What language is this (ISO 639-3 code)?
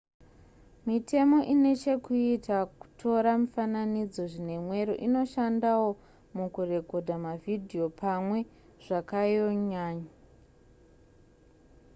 sna